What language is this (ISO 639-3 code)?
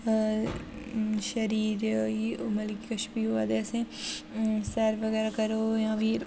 doi